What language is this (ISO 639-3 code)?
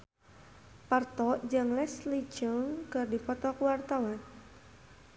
sun